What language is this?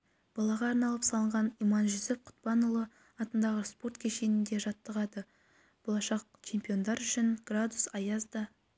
Kazakh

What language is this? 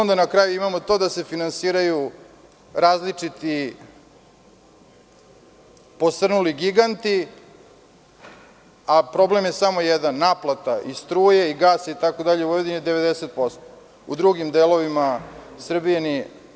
Serbian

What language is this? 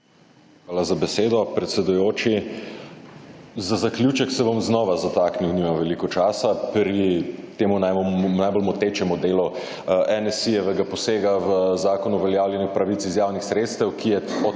Slovenian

